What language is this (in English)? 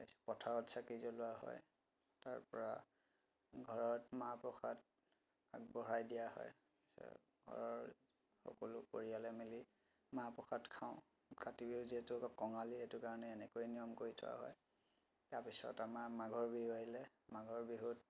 Assamese